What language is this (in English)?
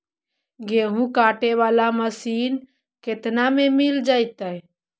Magahi